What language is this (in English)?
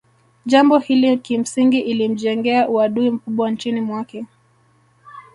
Swahili